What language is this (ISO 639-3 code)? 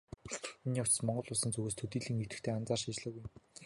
mon